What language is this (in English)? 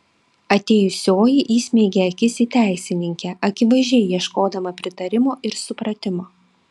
Lithuanian